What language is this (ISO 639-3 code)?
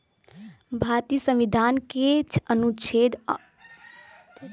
bho